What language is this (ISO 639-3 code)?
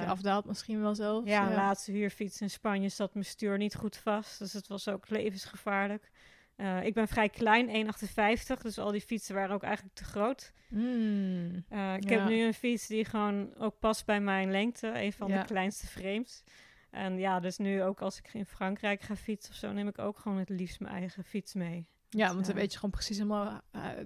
nld